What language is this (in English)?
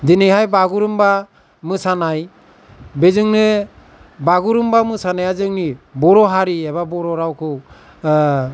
Bodo